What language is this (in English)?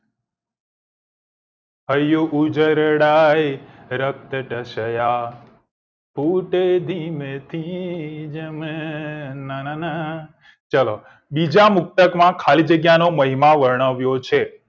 Gujarati